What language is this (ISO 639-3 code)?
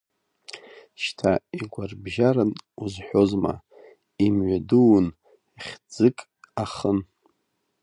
abk